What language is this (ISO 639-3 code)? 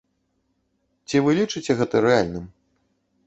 bel